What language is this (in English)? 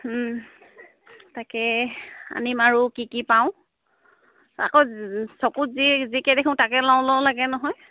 Assamese